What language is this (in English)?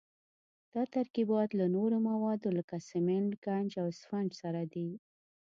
Pashto